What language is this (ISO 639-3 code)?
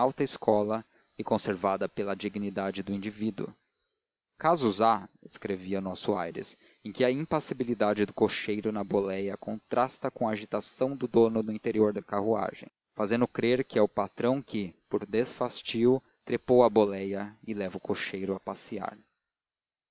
por